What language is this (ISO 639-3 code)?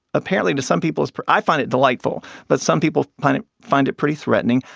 eng